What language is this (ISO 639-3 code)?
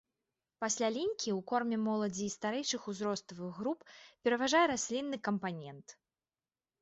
bel